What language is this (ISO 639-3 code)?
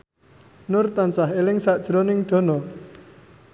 jav